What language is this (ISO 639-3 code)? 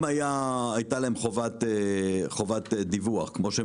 heb